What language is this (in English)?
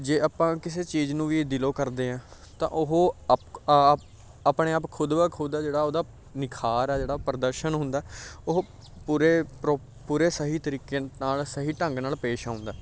Punjabi